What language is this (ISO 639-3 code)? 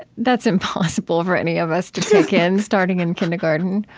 eng